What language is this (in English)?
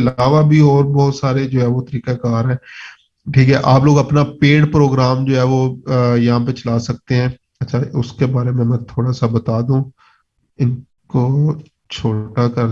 Urdu